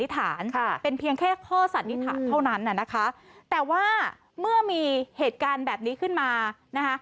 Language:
Thai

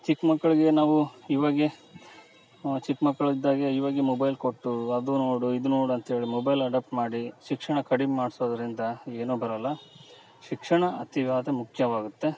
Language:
Kannada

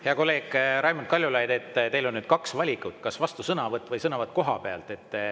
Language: Estonian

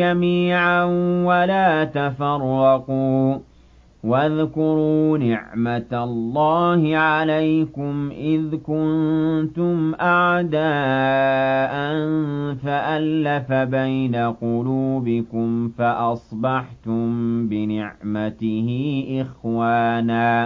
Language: Arabic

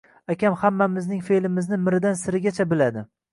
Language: Uzbek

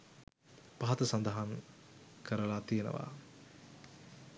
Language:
Sinhala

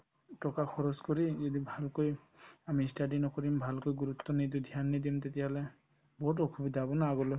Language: Assamese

